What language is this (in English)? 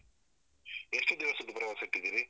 Kannada